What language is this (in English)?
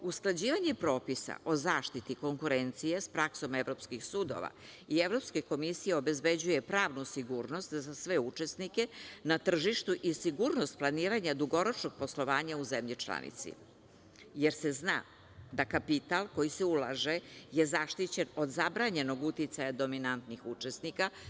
Serbian